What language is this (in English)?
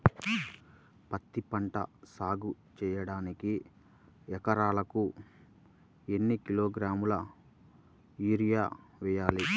Telugu